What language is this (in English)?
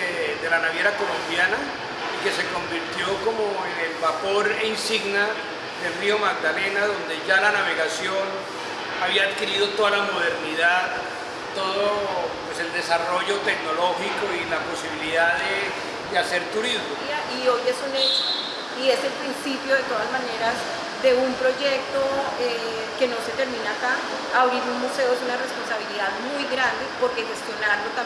Spanish